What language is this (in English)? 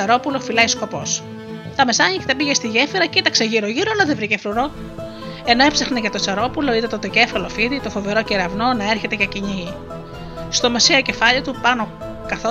Greek